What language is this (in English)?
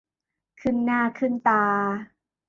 Thai